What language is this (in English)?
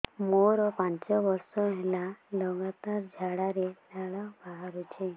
Odia